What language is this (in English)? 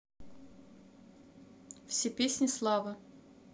Russian